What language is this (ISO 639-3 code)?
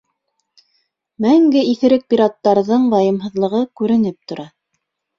bak